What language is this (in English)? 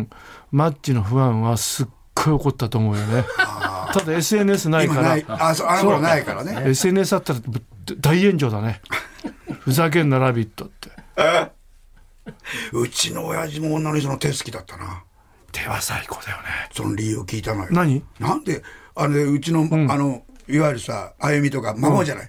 Japanese